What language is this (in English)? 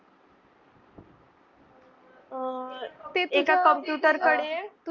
Marathi